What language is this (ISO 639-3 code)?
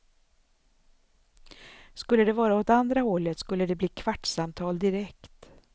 swe